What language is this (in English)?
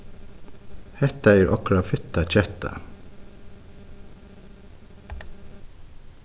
Faroese